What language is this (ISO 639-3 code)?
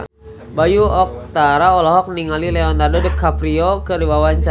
sun